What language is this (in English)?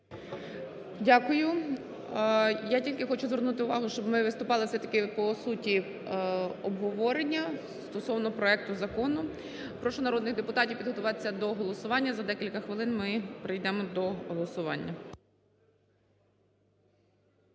Ukrainian